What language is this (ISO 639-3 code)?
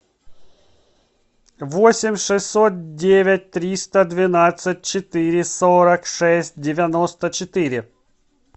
rus